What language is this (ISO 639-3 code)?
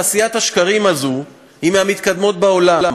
heb